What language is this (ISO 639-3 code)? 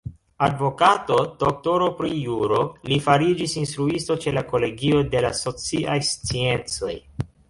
epo